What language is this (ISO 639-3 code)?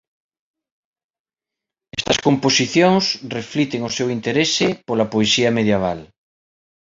glg